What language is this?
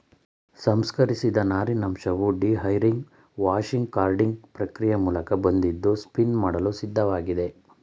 Kannada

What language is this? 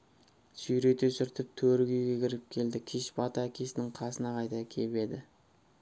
Kazakh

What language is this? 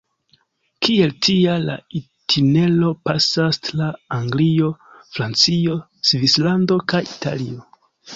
Esperanto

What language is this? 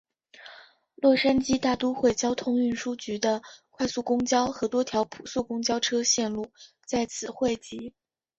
Chinese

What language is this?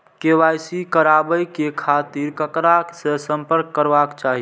Maithili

